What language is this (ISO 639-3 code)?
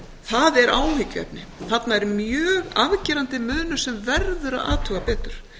isl